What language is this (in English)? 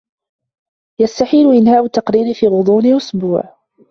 Arabic